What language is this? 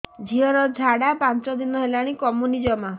Odia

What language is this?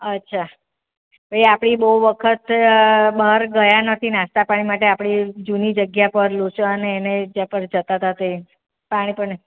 Gujarati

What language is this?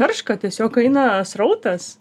Lithuanian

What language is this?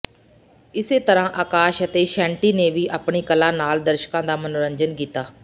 Punjabi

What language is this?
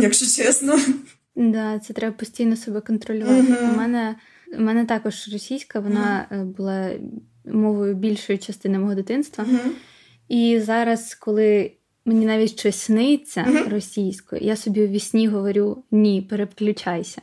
Ukrainian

